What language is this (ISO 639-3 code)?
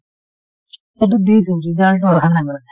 asm